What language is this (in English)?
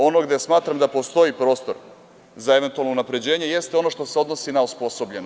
Serbian